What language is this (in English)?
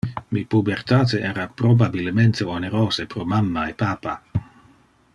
Interlingua